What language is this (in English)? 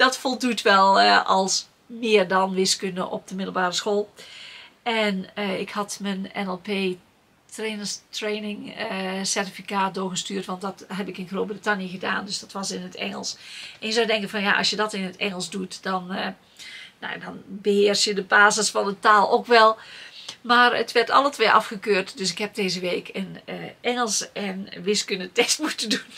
Dutch